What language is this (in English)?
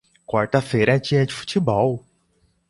Portuguese